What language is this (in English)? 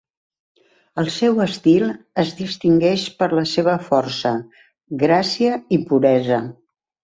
Catalan